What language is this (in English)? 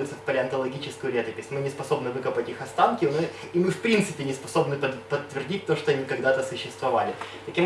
Russian